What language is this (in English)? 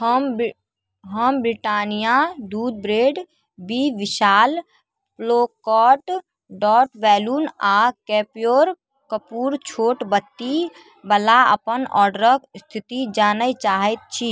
Maithili